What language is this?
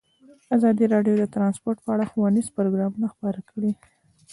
Pashto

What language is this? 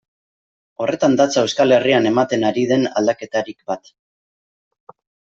Basque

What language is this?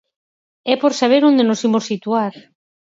Galician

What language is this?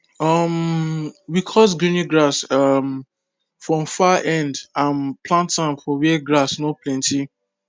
Nigerian Pidgin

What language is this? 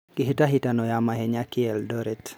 Kikuyu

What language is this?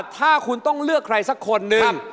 Thai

